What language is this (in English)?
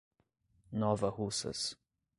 Portuguese